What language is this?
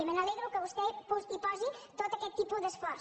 Catalan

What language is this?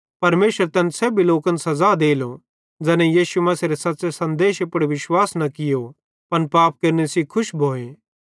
Bhadrawahi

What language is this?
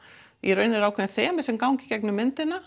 Icelandic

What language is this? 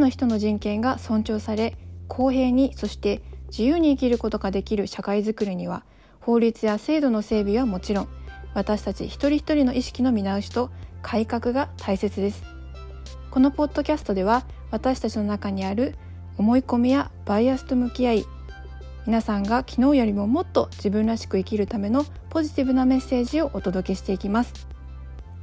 Japanese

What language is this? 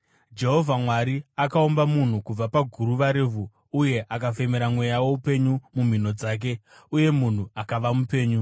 Shona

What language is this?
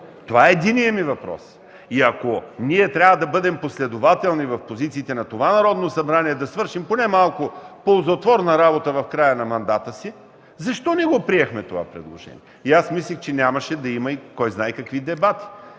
Bulgarian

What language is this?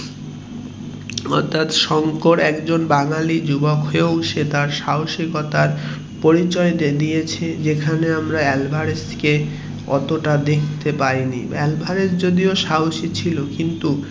Bangla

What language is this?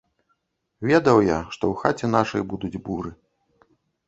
Belarusian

